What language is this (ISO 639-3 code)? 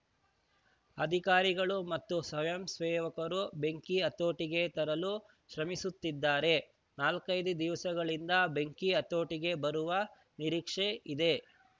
kan